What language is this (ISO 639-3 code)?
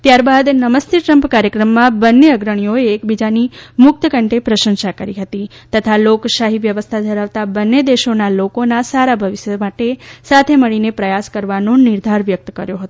guj